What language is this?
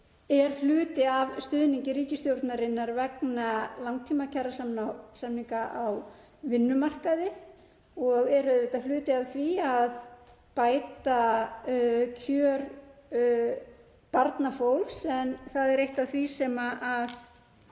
Icelandic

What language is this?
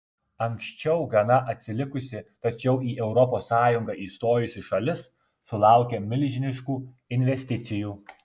Lithuanian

